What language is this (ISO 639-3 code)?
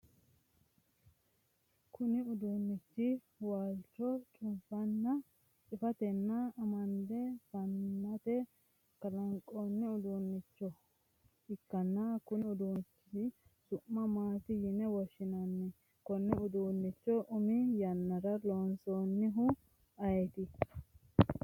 sid